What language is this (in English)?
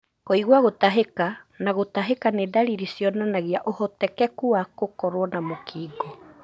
Kikuyu